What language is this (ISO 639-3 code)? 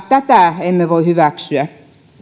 fin